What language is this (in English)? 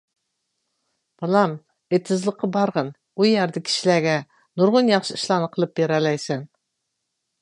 Uyghur